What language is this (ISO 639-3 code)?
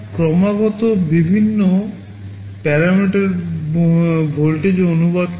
ben